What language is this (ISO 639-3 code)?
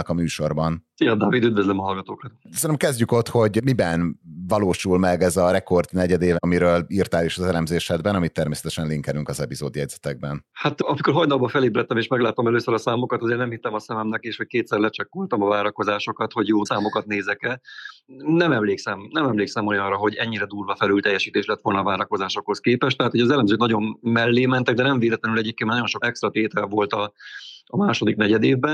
hun